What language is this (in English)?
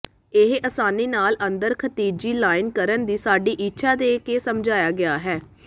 Punjabi